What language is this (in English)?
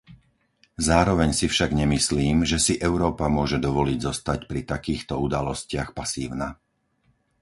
Slovak